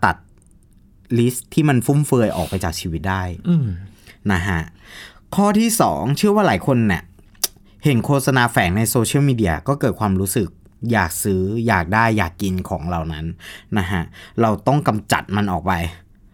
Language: Thai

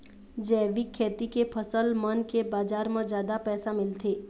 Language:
Chhattisgarhi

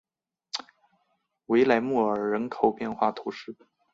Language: Chinese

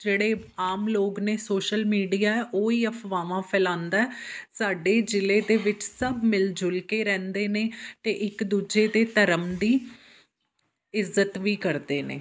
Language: Punjabi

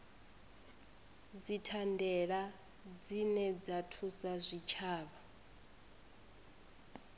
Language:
Venda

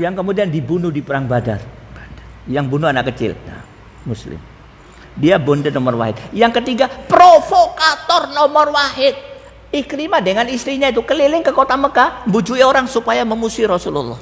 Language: Indonesian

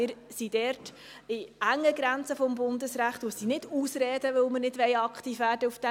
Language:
Swiss German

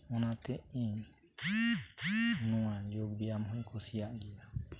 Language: Santali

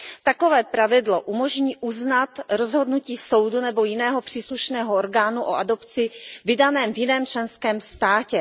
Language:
Czech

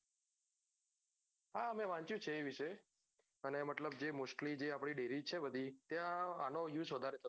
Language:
Gujarati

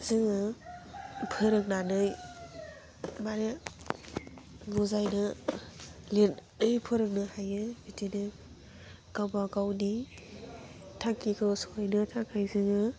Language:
Bodo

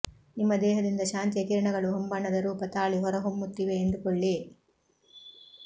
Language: Kannada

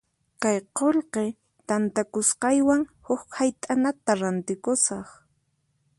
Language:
Puno Quechua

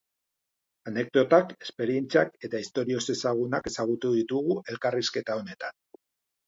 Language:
Basque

